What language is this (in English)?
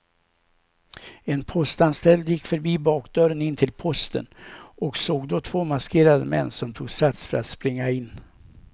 Swedish